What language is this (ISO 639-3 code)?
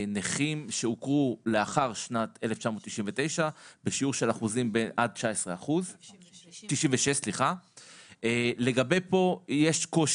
heb